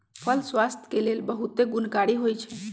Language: Magahi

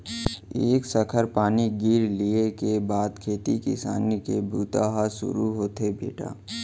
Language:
Chhattisgarhi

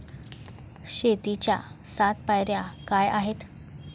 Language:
Marathi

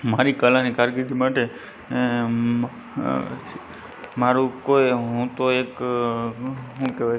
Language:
Gujarati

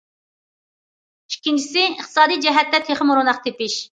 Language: Uyghur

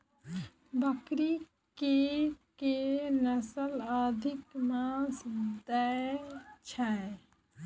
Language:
Maithili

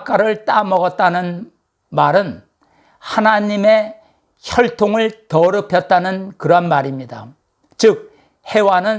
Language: Korean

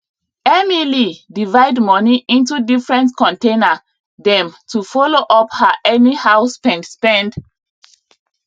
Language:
Nigerian Pidgin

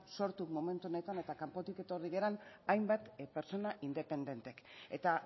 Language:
Basque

